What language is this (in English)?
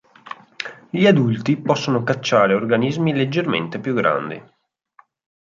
Italian